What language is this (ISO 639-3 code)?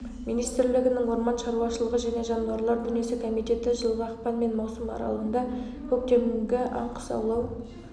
kaz